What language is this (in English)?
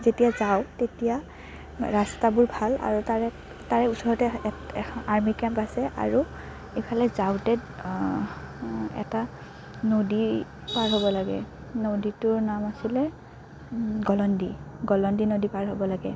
Assamese